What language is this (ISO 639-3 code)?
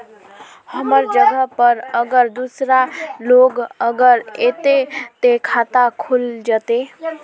mag